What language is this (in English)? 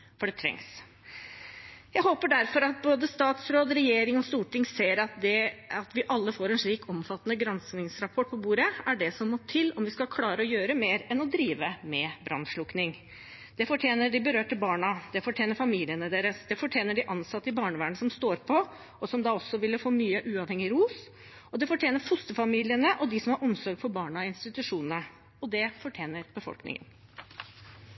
Norwegian Bokmål